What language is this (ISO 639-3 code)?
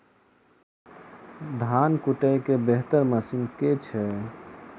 mai